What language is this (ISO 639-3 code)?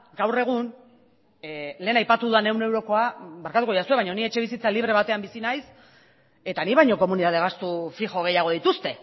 eus